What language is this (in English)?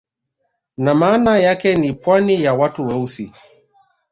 Swahili